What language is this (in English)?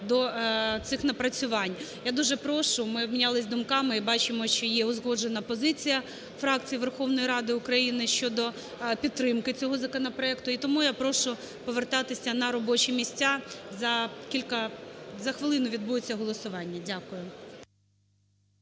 Ukrainian